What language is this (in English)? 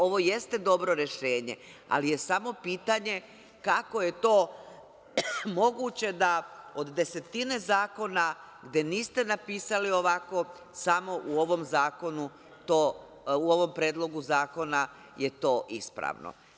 Serbian